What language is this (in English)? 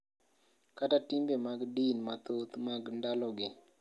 Luo (Kenya and Tanzania)